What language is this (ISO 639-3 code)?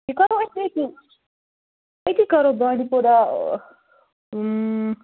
kas